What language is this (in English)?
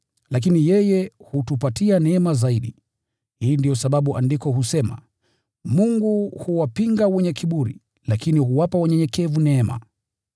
Swahili